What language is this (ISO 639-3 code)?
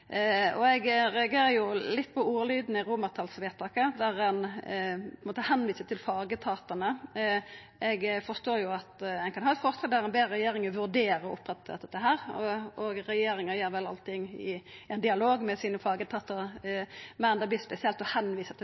nno